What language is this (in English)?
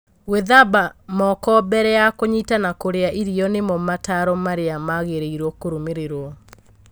Kikuyu